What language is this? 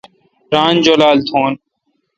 Kalkoti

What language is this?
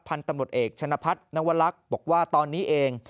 Thai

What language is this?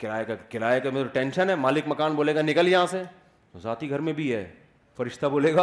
Urdu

